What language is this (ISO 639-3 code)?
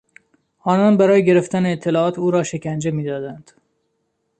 fas